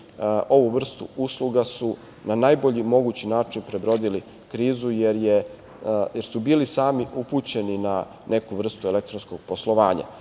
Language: Serbian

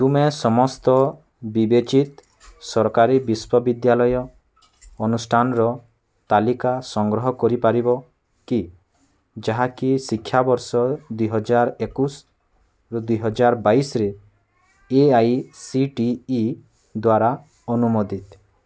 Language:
Odia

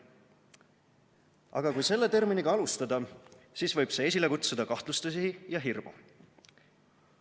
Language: Estonian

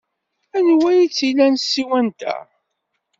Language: Kabyle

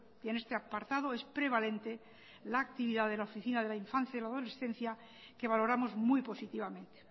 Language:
Spanish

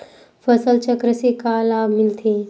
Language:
Chhattisgarhi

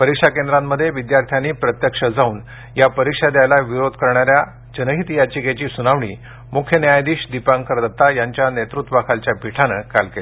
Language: Marathi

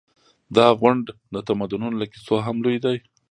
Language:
Pashto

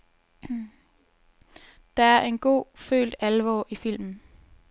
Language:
Danish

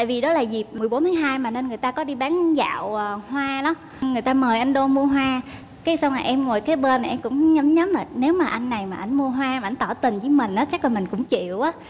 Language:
Vietnamese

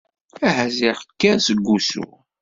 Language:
Kabyle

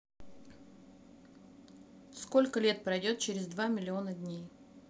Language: Russian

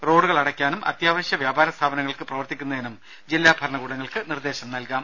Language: Malayalam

